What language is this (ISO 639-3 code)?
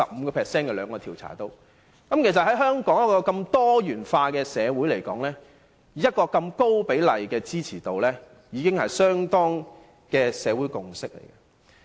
yue